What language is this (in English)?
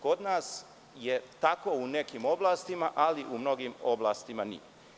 Serbian